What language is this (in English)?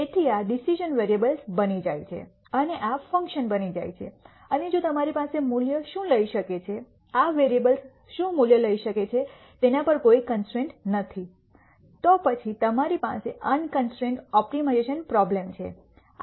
Gujarati